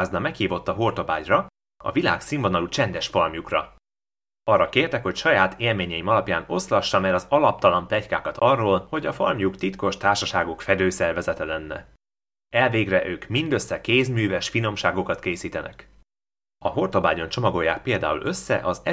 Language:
Hungarian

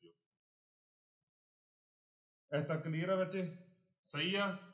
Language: Punjabi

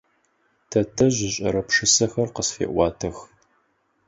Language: Adyghe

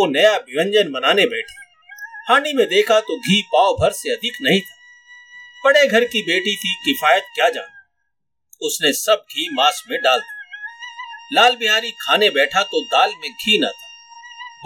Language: Hindi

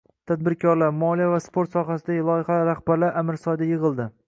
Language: Uzbek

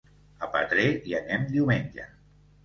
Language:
Catalan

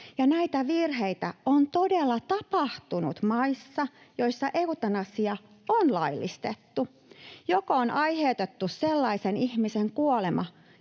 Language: Finnish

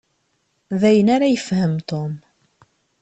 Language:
Kabyle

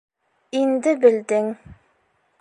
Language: Bashkir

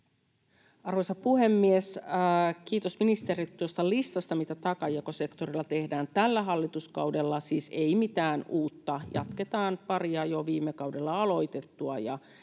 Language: Finnish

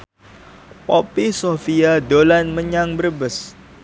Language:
Javanese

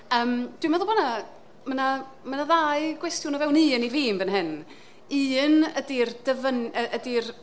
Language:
Welsh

